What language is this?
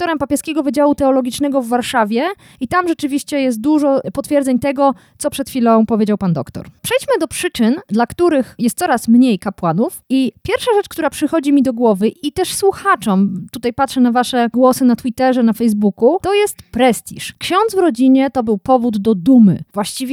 Polish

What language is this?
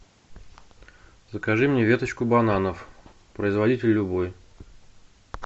Russian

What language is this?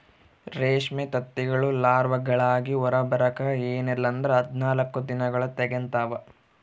Kannada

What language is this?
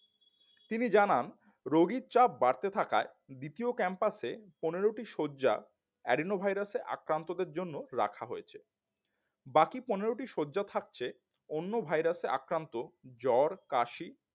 Bangla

